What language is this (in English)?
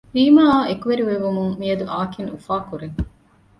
Divehi